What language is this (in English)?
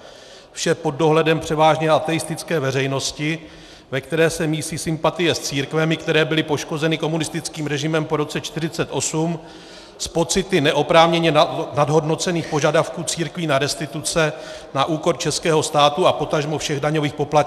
Czech